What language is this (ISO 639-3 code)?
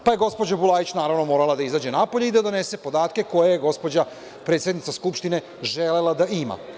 srp